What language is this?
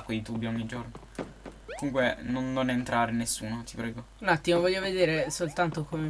Italian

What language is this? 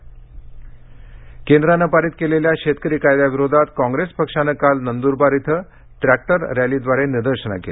Marathi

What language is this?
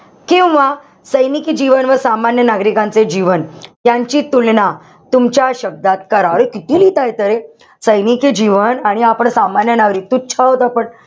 Marathi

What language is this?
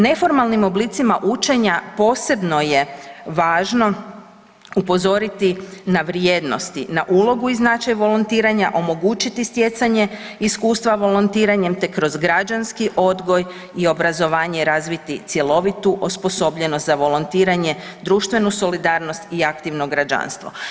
Croatian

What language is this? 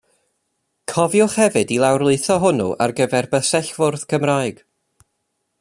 Welsh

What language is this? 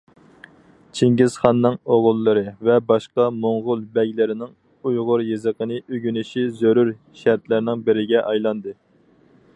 Uyghur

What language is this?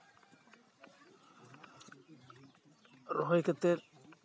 Santali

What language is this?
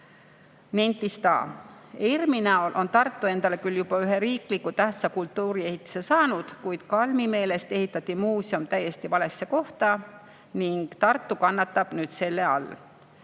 Estonian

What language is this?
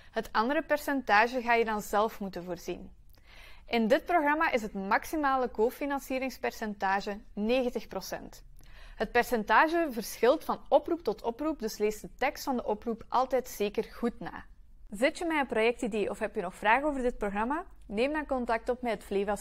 Dutch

